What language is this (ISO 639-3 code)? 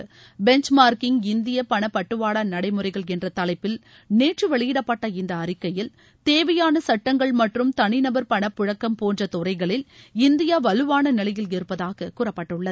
tam